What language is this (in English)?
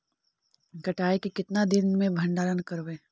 Magahi